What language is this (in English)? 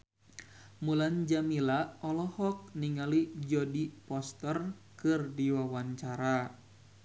Sundanese